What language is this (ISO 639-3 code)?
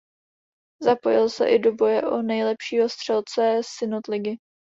ces